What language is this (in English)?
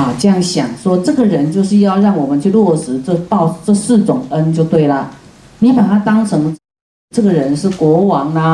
Chinese